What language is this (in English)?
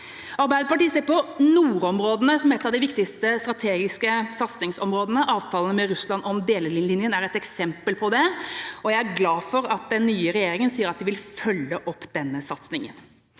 Norwegian